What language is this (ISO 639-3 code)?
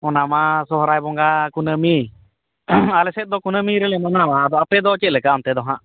sat